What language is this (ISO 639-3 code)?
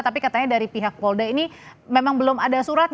ind